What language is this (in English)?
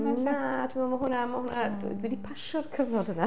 Welsh